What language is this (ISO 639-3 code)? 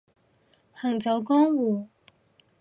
yue